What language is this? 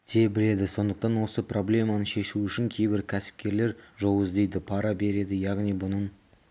Kazakh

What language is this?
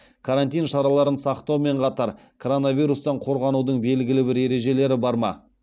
Kazakh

